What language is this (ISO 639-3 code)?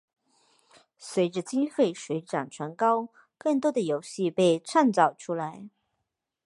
zho